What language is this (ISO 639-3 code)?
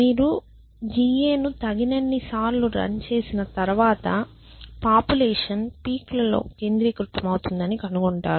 tel